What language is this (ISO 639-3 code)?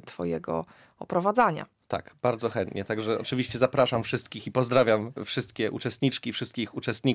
pol